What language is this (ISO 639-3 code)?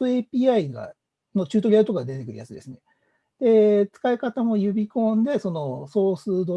jpn